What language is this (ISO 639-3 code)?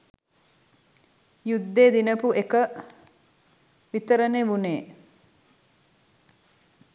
sin